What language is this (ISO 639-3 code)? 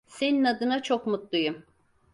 tur